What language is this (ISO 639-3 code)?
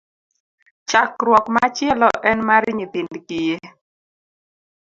luo